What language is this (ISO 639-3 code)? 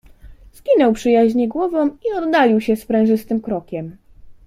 pol